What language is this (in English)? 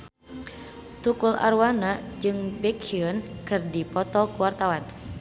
Sundanese